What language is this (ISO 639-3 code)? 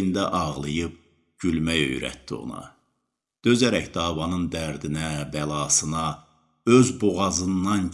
tur